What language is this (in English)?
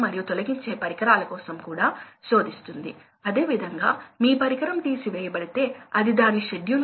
Telugu